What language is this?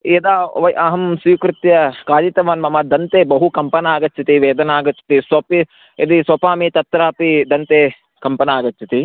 Sanskrit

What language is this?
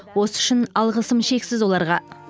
Kazakh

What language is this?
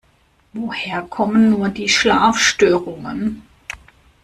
German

